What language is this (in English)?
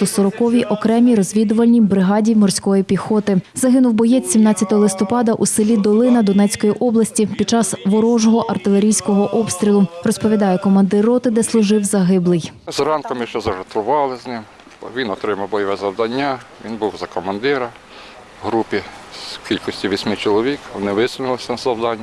Ukrainian